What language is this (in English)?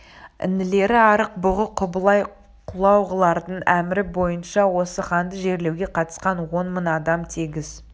Kazakh